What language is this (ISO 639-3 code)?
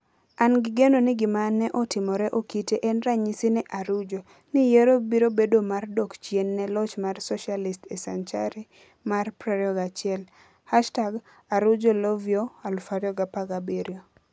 luo